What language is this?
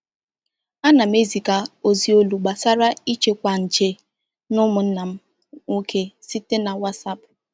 Igbo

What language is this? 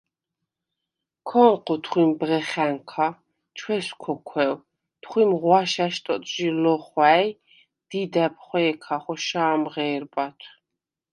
Svan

